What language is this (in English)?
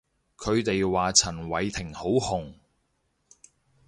Cantonese